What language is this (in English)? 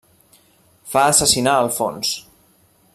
Catalan